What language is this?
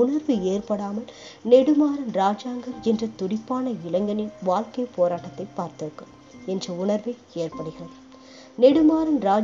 Tamil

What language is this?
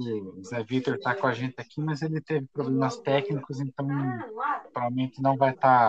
Portuguese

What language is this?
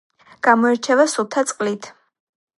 Georgian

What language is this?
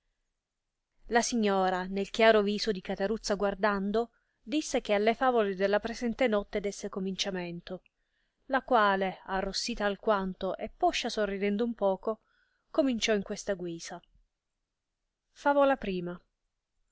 Italian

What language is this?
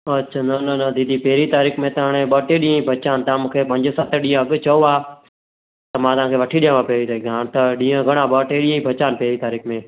Sindhi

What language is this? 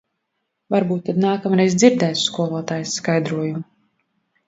Latvian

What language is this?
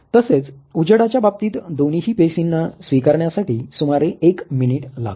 Marathi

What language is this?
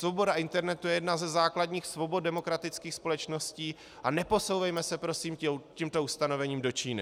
Czech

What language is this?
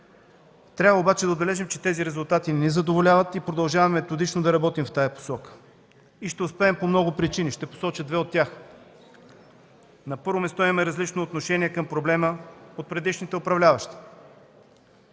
Bulgarian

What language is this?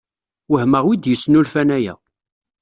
Kabyle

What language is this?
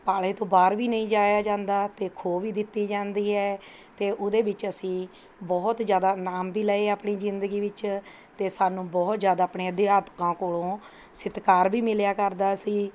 Punjabi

